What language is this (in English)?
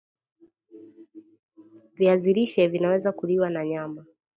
Swahili